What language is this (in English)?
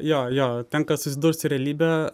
Lithuanian